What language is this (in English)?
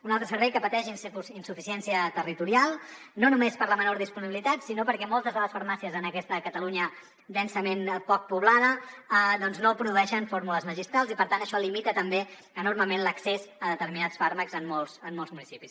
Catalan